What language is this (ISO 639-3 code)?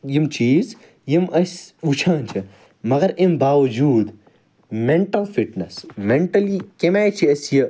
kas